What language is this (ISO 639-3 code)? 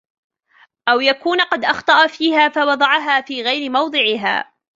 ara